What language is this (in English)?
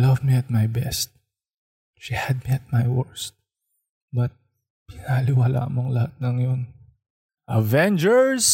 Filipino